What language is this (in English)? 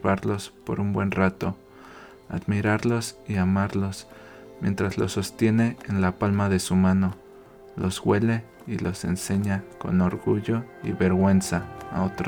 Spanish